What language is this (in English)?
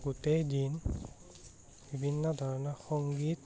Assamese